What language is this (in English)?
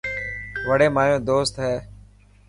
Dhatki